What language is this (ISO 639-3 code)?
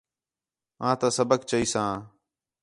xhe